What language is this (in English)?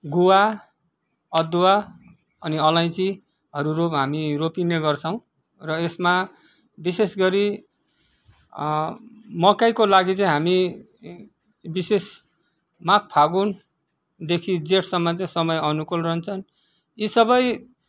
Nepali